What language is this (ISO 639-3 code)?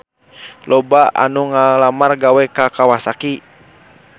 sun